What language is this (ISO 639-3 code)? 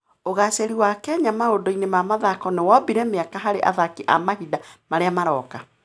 kik